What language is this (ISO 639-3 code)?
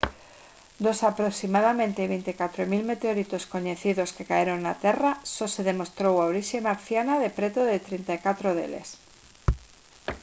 glg